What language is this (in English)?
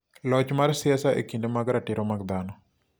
Luo (Kenya and Tanzania)